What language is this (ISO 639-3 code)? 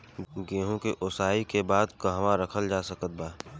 bho